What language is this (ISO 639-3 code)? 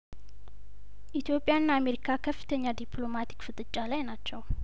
amh